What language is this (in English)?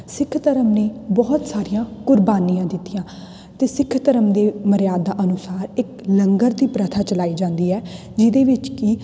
Punjabi